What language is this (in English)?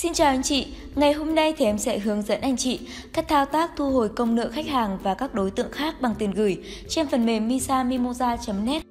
Vietnamese